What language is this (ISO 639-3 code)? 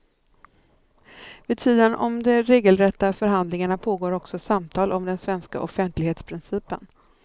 swe